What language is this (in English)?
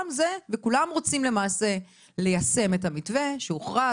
Hebrew